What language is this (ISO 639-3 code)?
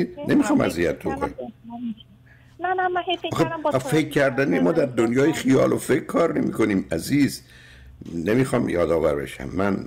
fas